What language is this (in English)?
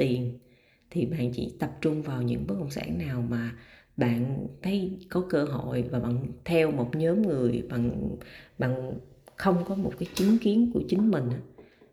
Vietnamese